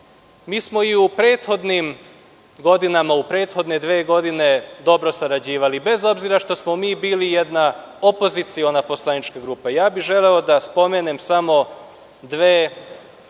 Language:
Serbian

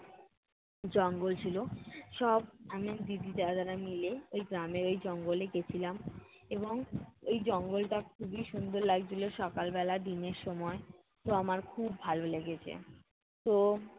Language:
Bangla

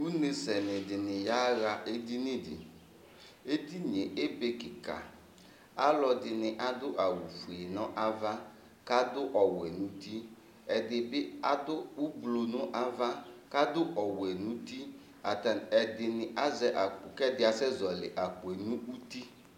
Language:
Ikposo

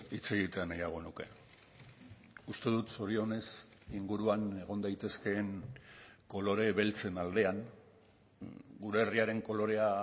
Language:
Basque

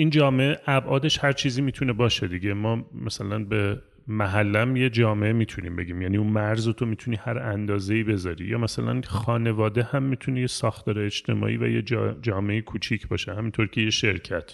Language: Persian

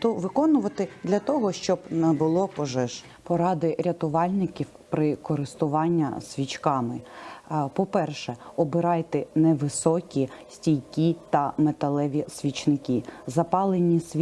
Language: Ukrainian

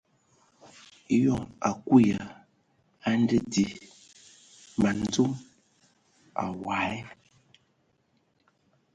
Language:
Ewondo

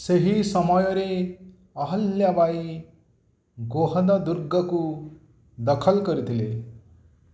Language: Odia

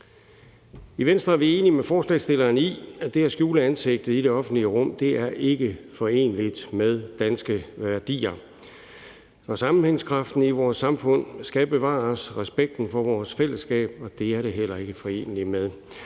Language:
Danish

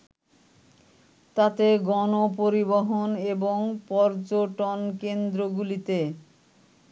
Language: Bangla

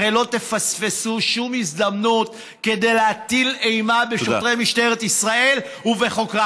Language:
Hebrew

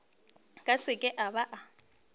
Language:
Northern Sotho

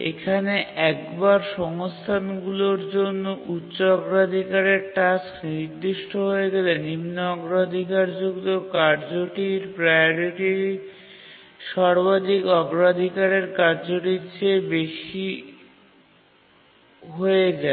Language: Bangla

